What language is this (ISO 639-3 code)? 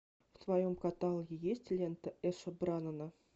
rus